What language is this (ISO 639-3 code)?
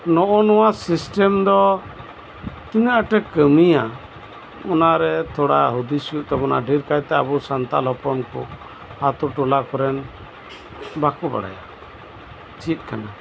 sat